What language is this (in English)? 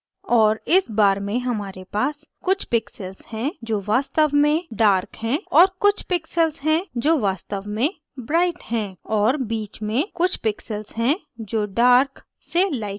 Hindi